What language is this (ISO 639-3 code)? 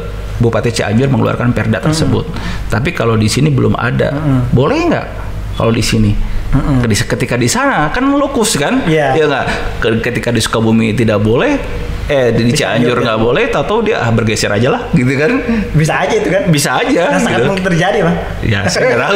ind